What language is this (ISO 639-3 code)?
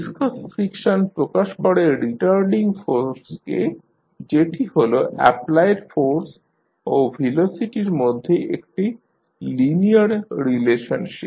ben